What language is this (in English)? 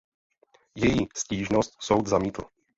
Czech